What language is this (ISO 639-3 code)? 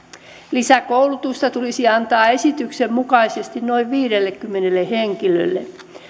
fin